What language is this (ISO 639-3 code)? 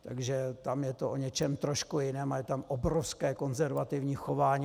ces